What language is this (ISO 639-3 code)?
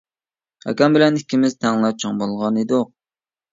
uig